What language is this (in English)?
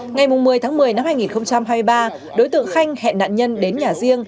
Vietnamese